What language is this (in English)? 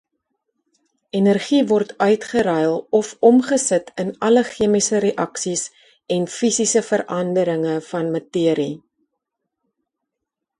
Afrikaans